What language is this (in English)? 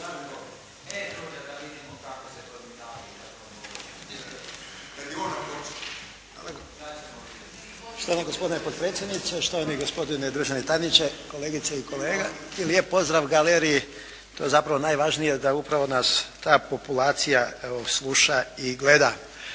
Croatian